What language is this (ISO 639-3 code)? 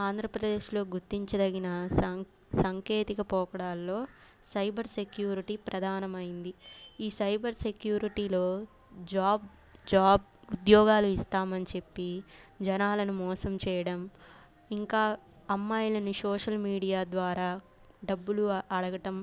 tel